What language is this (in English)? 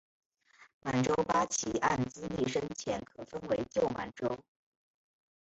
Chinese